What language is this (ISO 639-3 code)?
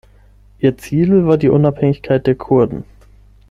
deu